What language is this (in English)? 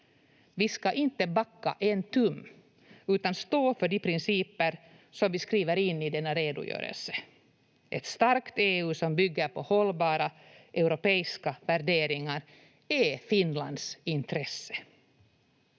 Finnish